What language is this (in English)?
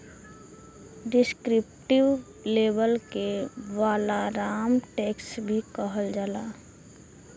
Bhojpuri